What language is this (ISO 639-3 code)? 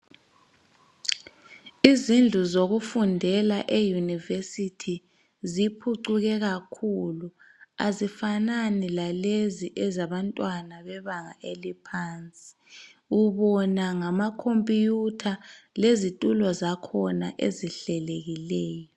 nde